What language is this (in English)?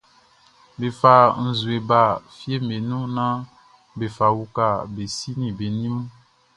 Baoulé